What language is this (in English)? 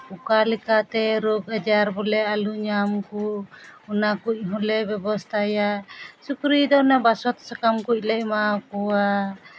Santali